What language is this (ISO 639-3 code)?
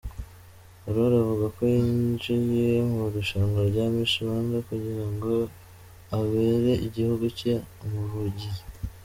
kin